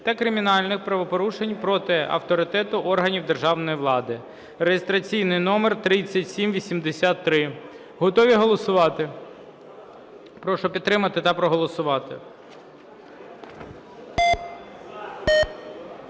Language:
Ukrainian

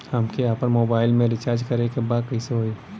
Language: Bhojpuri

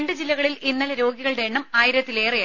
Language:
Malayalam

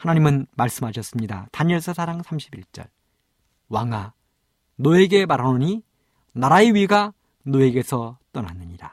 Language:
Korean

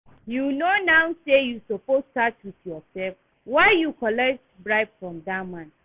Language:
Nigerian Pidgin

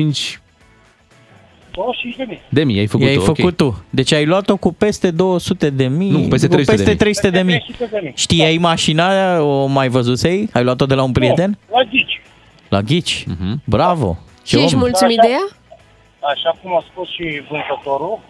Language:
Romanian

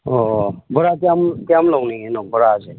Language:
Manipuri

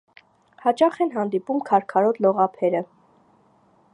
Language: Armenian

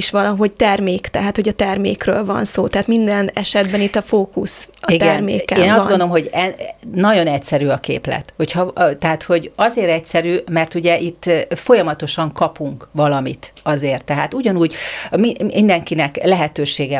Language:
Hungarian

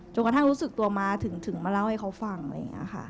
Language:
Thai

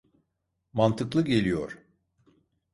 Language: Turkish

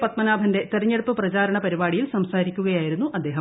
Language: Malayalam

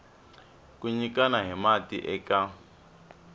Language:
Tsonga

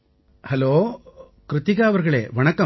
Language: Tamil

